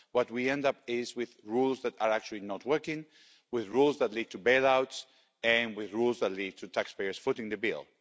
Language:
English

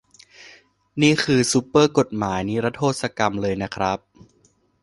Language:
Thai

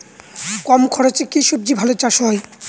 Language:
Bangla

